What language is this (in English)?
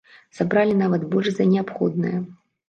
Belarusian